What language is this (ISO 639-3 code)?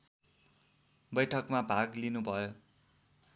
nep